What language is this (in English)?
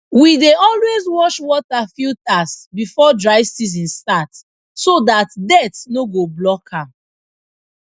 Nigerian Pidgin